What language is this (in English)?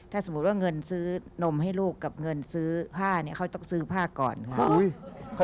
Thai